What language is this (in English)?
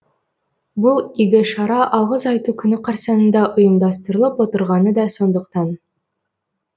Kazakh